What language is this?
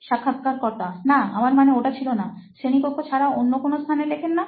Bangla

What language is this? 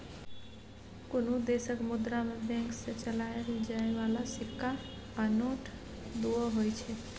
Maithili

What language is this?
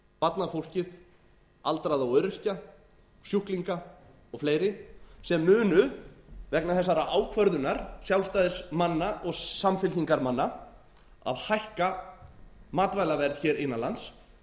Icelandic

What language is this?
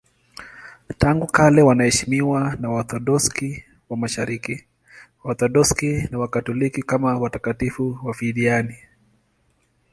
Swahili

